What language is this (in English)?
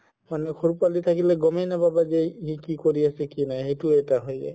Assamese